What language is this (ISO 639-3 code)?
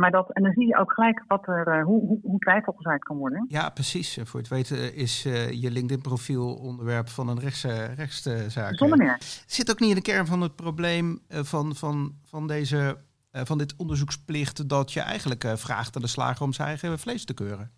nld